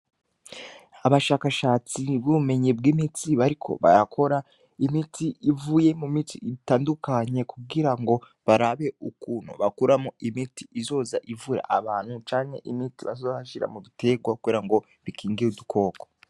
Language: Rundi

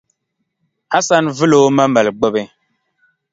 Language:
Dagbani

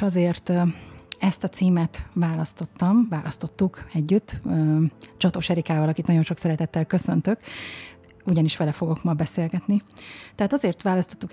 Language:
Hungarian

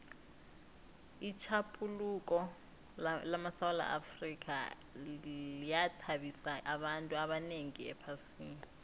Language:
South Ndebele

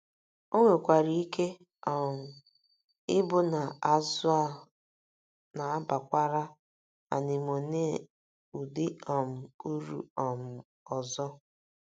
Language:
Igbo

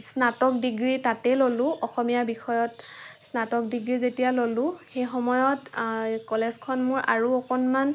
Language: Assamese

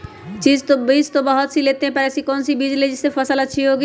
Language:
Magahi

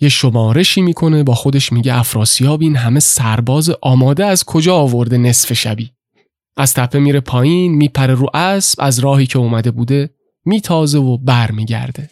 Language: Persian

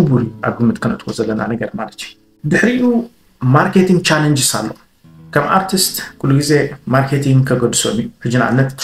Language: Arabic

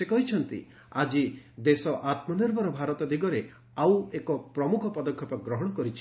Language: Odia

